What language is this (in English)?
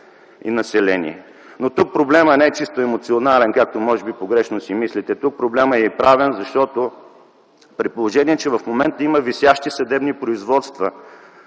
Bulgarian